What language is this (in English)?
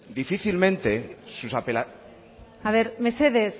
Basque